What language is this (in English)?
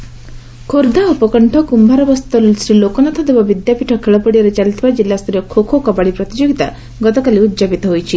Odia